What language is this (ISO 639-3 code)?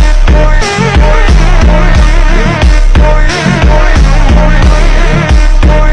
ind